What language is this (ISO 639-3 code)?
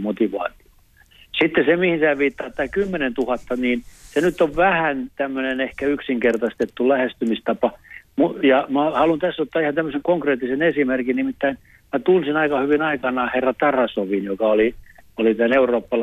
fin